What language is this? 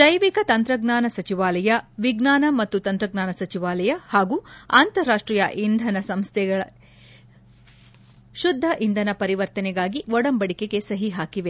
Kannada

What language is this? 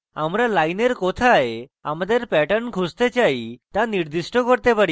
Bangla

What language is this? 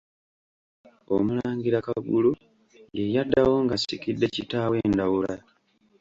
Ganda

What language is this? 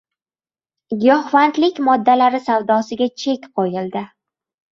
Uzbek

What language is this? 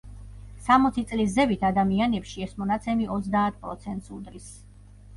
Georgian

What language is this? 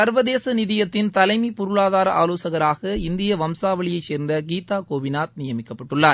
Tamil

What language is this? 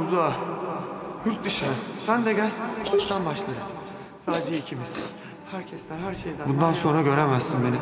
Turkish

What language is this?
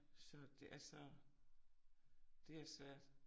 Danish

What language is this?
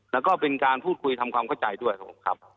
Thai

